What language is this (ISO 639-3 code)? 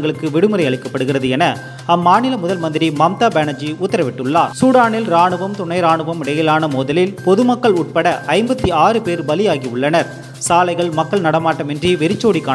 tam